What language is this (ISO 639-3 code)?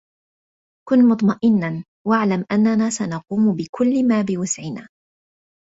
ara